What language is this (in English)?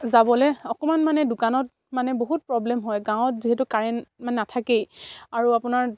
Assamese